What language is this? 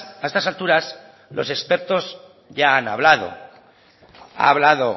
Spanish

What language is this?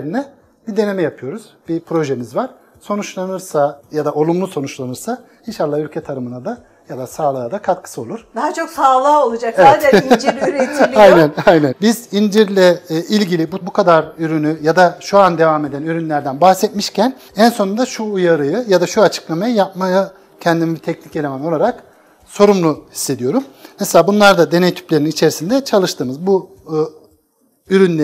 Turkish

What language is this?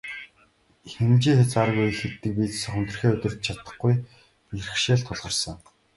Mongolian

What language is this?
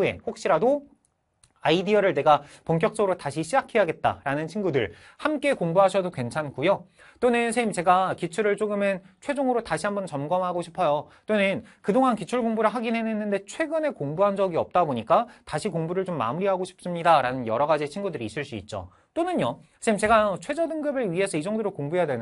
Korean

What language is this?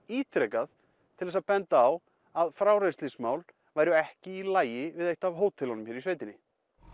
Icelandic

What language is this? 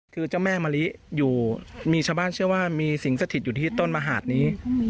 Thai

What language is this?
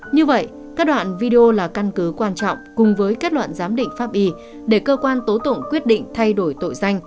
Vietnamese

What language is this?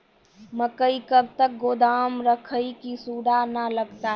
Maithili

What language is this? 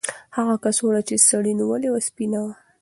Pashto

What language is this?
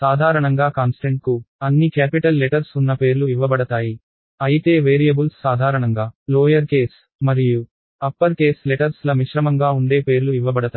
Telugu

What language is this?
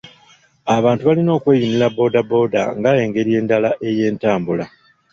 Ganda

